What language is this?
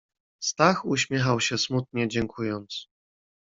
Polish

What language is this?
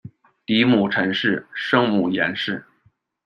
Chinese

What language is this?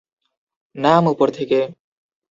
Bangla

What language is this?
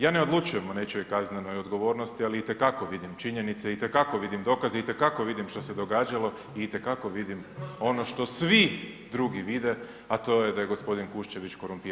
Croatian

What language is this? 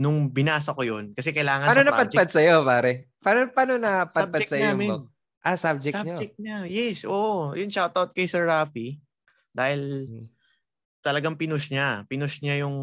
Filipino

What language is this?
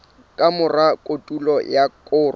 Southern Sotho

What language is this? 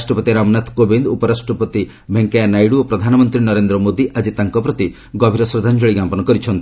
Odia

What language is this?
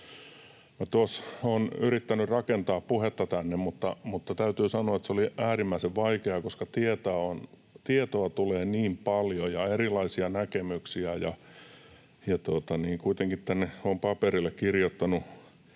Finnish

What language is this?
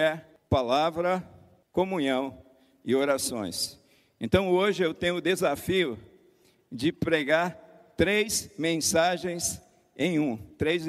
Portuguese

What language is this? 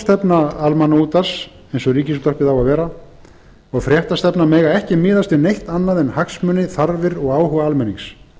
Icelandic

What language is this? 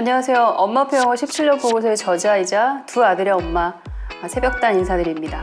Korean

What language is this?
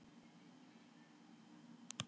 Icelandic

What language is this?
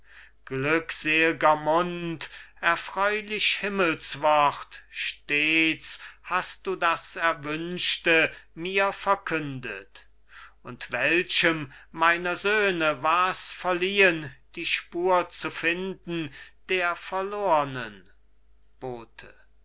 German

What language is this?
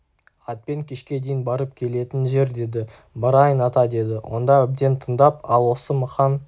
Kazakh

